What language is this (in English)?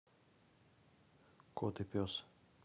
Russian